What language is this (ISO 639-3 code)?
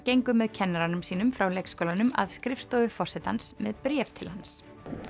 isl